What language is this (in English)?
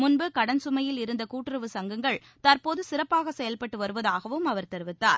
Tamil